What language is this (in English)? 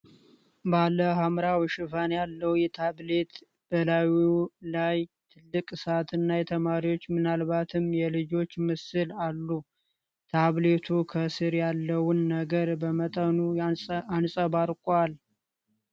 Amharic